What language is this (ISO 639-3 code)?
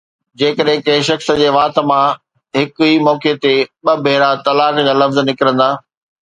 snd